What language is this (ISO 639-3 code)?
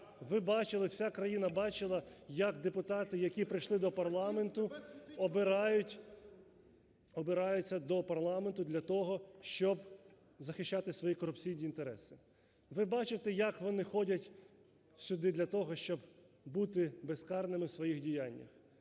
ukr